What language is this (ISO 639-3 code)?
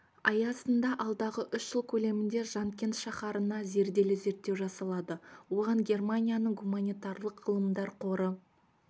kaz